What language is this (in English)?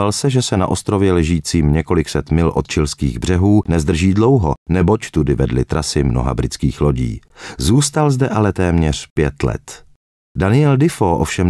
Czech